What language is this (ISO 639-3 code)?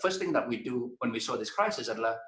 ind